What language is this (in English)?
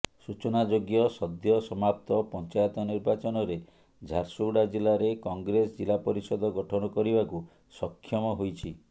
Odia